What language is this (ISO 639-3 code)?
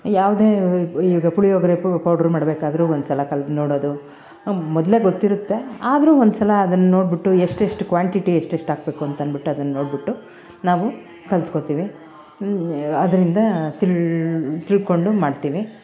kan